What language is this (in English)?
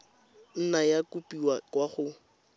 Tswana